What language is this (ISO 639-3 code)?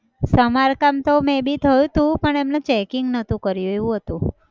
guj